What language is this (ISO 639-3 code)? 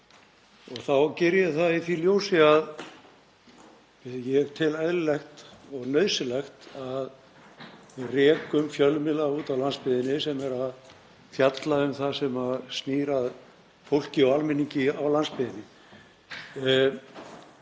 isl